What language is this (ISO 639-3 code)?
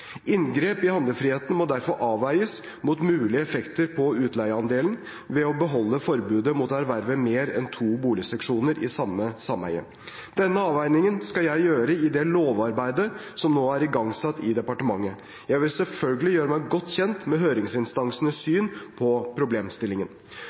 nob